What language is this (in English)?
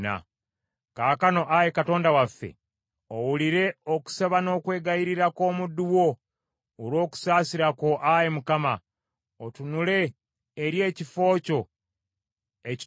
Ganda